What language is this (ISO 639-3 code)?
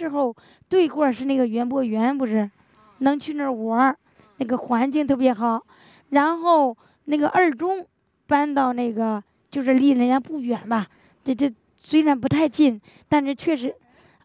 zho